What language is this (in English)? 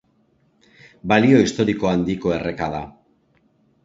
Basque